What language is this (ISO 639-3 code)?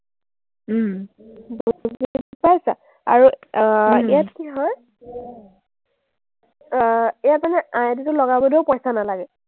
asm